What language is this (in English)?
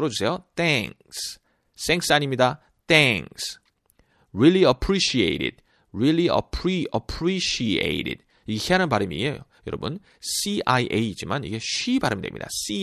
Korean